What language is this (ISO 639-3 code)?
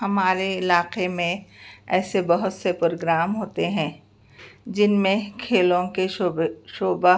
urd